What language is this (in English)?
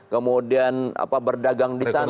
Indonesian